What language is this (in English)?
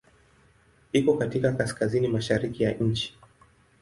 Swahili